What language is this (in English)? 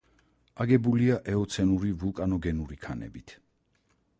Georgian